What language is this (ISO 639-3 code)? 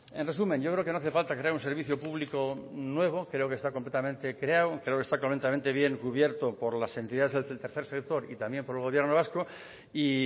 spa